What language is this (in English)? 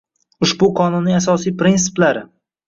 Uzbek